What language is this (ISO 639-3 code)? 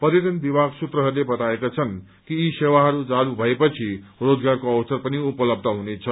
nep